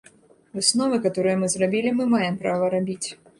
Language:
Belarusian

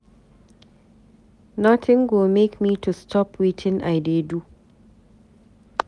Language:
Nigerian Pidgin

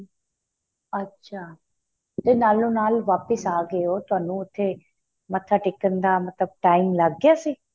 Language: Punjabi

